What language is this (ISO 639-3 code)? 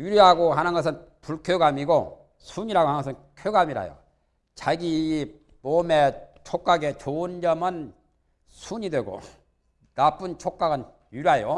kor